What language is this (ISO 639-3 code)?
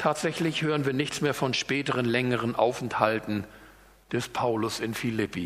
deu